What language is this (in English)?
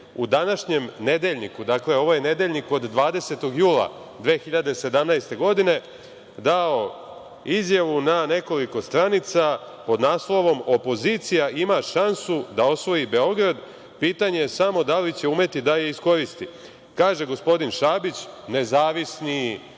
Serbian